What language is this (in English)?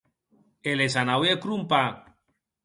Occitan